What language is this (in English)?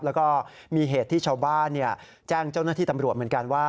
Thai